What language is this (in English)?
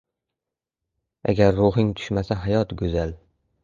Uzbek